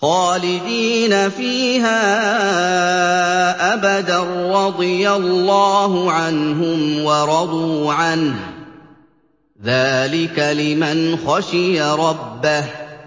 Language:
Arabic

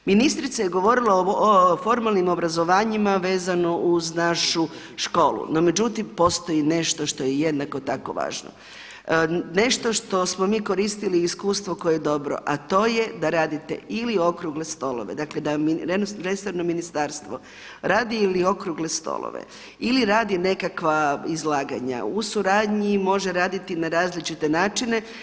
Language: Croatian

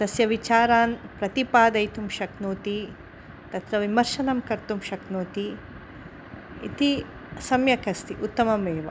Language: Sanskrit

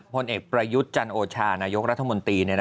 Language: Thai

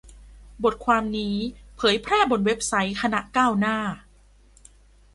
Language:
Thai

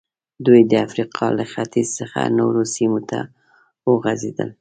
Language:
Pashto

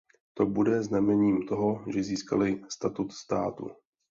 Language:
Czech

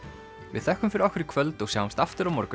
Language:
Icelandic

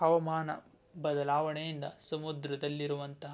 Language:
Kannada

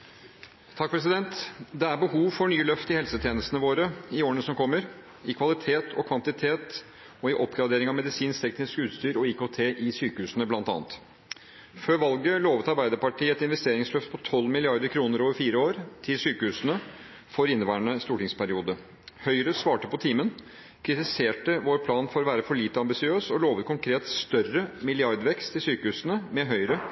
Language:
Norwegian Bokmål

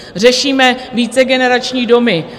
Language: Czech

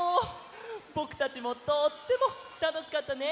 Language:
Japanese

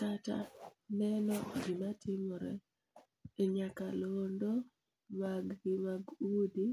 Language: Luo (Kenya and Tanzania)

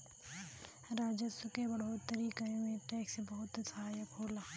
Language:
Bhojpuri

